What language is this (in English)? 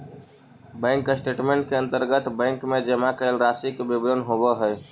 Magahi